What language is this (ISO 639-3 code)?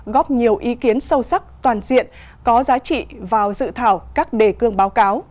vie